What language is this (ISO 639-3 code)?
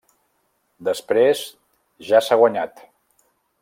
cat